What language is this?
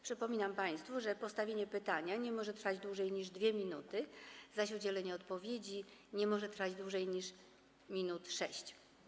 Polish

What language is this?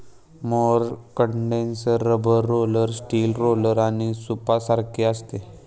Marathi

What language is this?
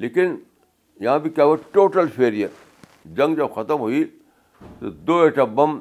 Urdu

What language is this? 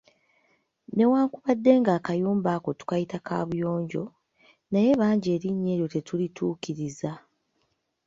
Ganda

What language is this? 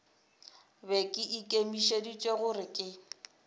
Northern Sotho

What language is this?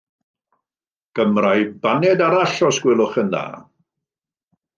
Welsh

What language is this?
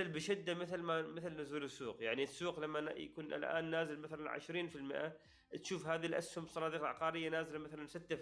Arabic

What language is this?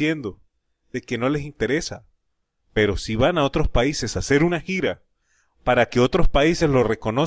Spanish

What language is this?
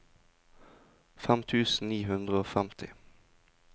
Norwegian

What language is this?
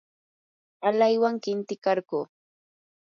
Yanahuanca Pasco Quechua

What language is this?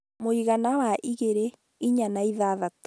Kikuyu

